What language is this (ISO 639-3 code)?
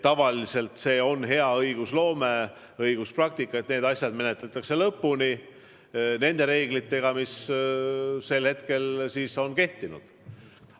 est